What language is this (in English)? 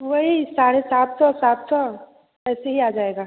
Hindi